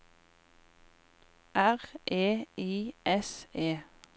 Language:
Norwegian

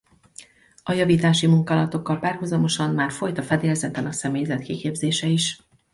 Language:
Hungarian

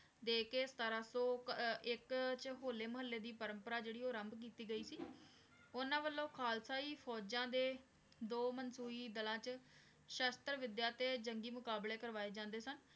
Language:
Punjabi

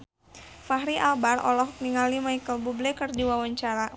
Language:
Sundanese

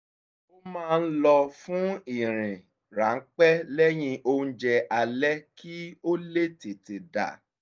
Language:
Yoruba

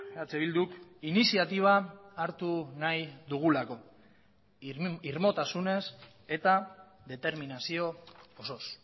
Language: Basque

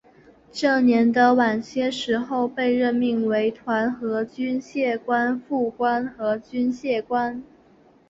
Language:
Chinese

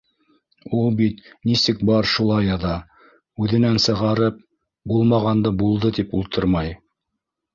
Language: Bashkir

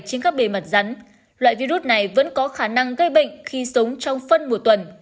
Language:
Vietnamese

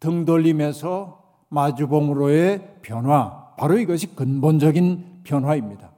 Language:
Korean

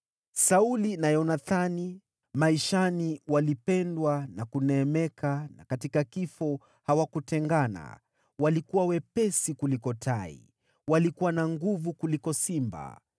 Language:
Swahili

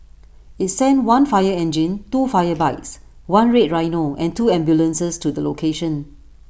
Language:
English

